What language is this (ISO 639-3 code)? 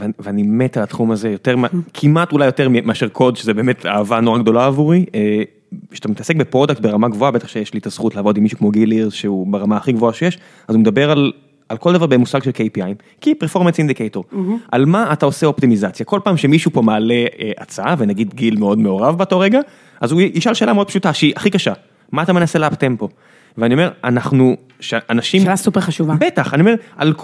heb